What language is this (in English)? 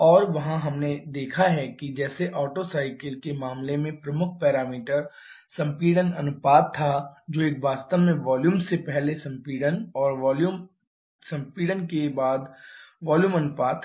Hindi